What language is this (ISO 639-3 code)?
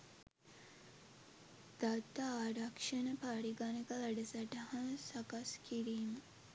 sin